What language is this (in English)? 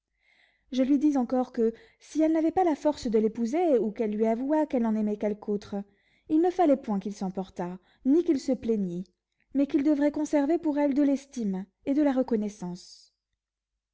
French